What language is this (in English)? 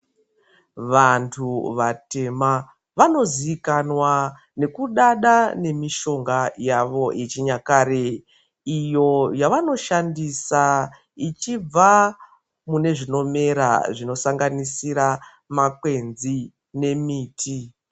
Ndau